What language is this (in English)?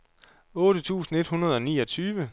Danish